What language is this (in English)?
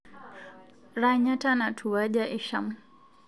Masai